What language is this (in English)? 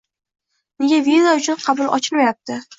Uzbek